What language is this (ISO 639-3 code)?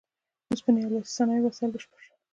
pus